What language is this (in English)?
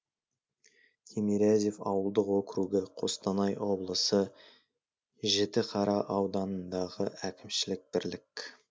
Kazakh